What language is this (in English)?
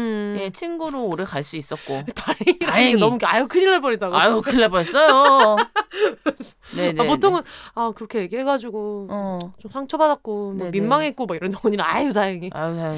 Korean